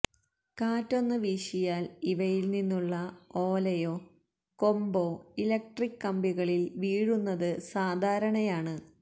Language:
Malayalam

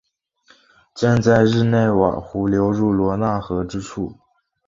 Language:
Chinese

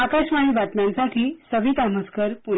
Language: Marathi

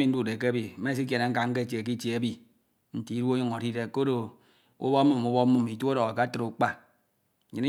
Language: Ito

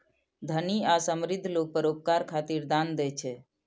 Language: Maithili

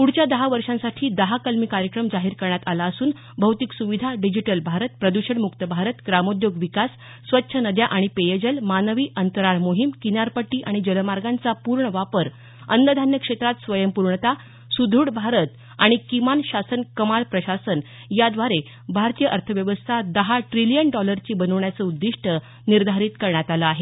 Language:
Marathi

